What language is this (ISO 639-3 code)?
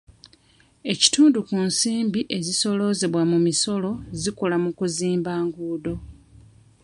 lug